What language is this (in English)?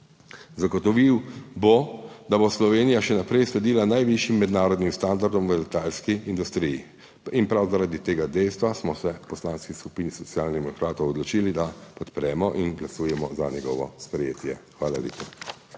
Slovenian